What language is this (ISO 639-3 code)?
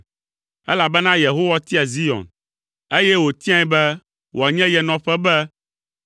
ewe